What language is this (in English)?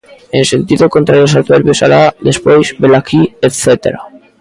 Galician